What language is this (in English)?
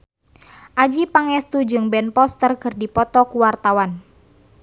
Sundanese